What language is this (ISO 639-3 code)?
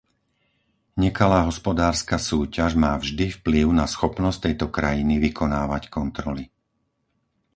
slk